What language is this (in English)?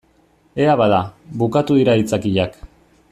Basque